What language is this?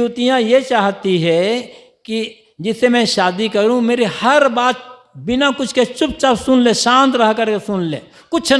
Hindi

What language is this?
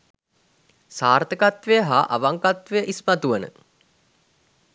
Sinhala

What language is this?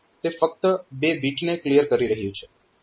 Gujarati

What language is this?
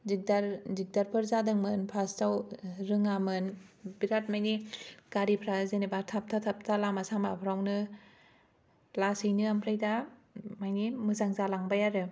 Bodo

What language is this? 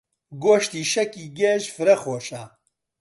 Central Kurdish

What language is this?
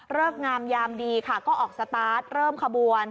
Thai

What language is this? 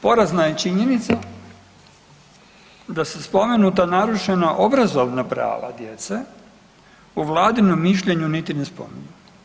Croatian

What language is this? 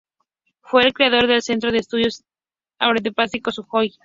Spanish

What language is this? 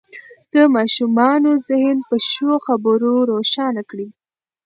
Pashto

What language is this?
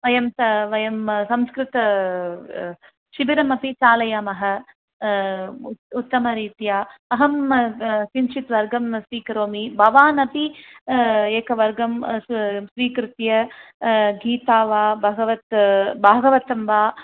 Sanskrit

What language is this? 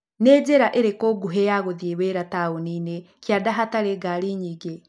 Kikuyu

